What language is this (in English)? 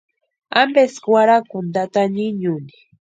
Western Highland Purepecha